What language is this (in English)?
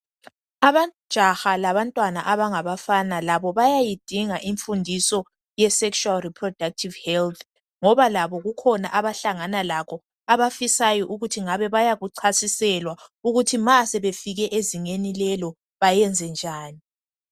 North Ndebele